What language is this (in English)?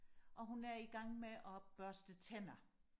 Danish